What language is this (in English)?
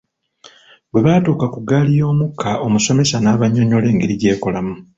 Ganda